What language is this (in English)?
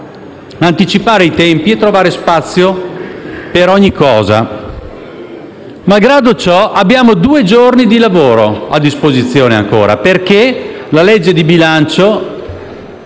Italian